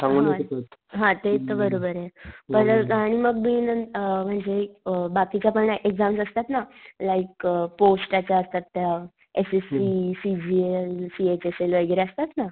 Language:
Marathi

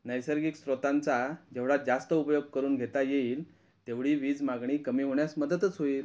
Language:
Marathi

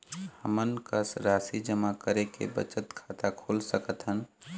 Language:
Chhattisgarhi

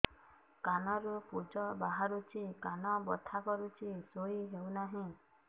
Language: Odia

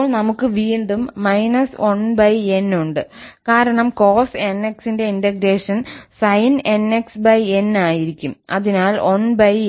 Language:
Malayalam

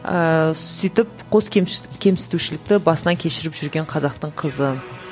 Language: Kazakh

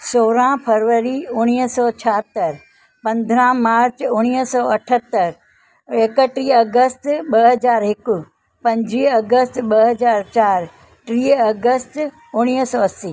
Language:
Sindhi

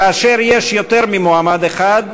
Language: Hebrew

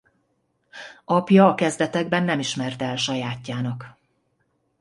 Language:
Hungarian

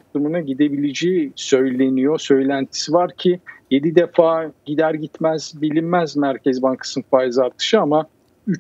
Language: Turkish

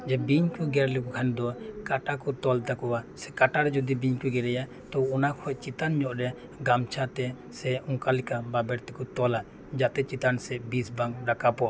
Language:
Santali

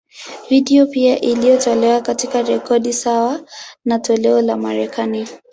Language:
Swahili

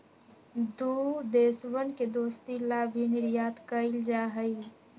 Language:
Magahi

